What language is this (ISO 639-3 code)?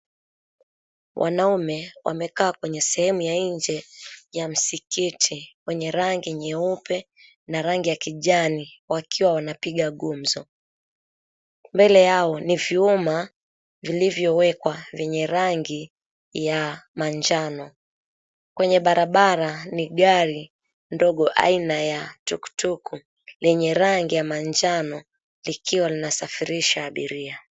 swa